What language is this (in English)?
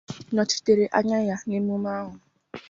Igbo